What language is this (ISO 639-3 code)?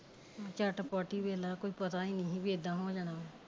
pan